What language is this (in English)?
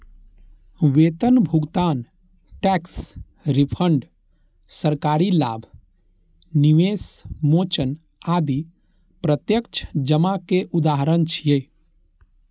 Maithili